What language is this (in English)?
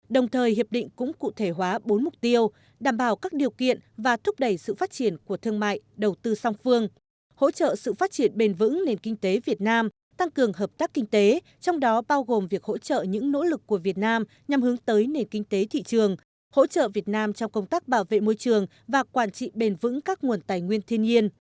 Vietnamese